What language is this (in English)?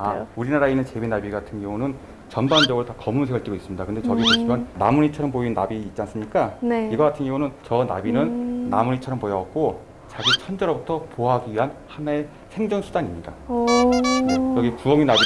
Korean